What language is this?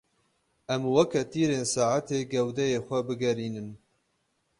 Kurdish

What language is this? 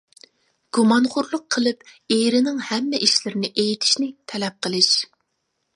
Uyghur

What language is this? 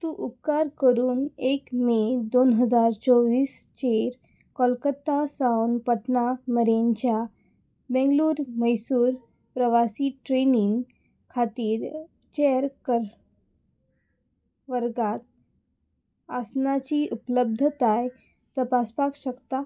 Konkani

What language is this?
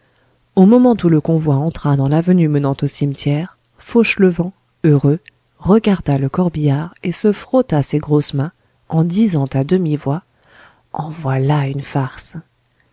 French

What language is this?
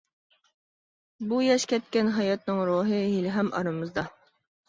Uyghur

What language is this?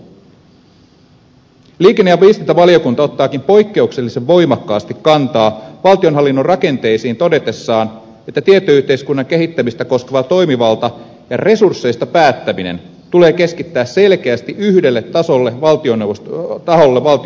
Finnish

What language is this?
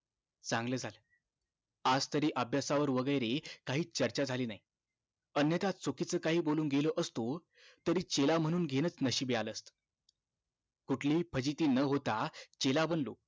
Marathi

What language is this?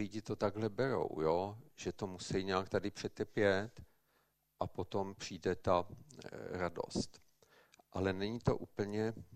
Czech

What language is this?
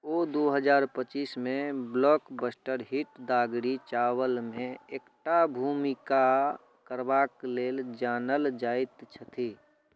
Maithili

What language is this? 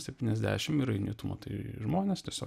Lithuanian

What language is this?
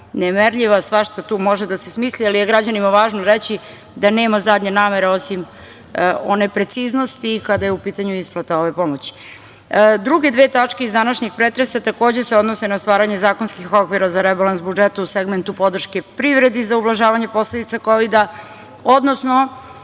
Serbian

